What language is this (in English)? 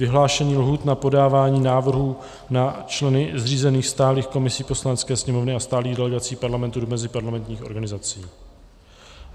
Czech